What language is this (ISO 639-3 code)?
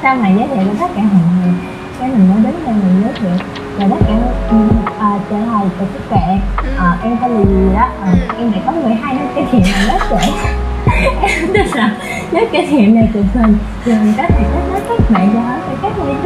vie